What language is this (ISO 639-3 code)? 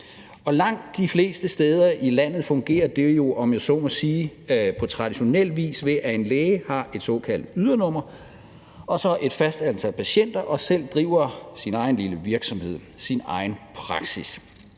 dan